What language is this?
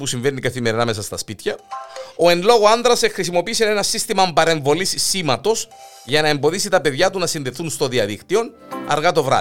Greek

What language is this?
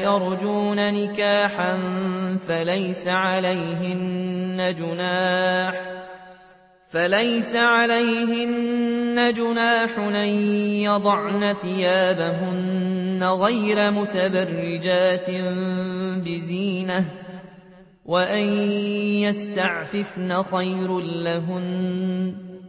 Arabic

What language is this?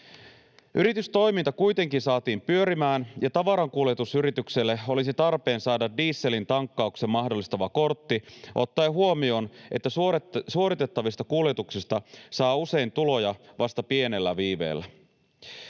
Finnish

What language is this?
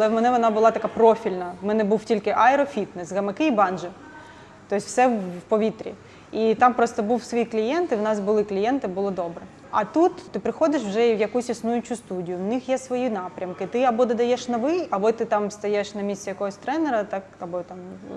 Ukrainian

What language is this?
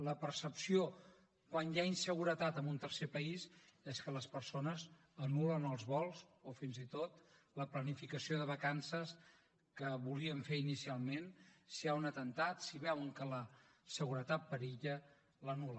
Catalan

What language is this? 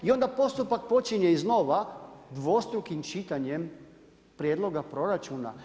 Croatian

